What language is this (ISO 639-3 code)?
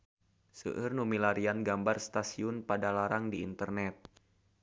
sun